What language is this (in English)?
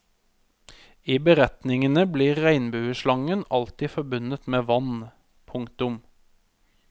Norwegian